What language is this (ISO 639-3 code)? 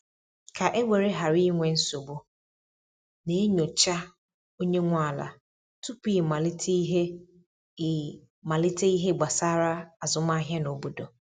ibo